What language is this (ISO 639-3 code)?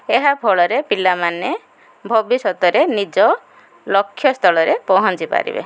ori